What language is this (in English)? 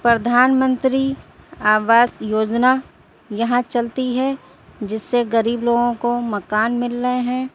Urdu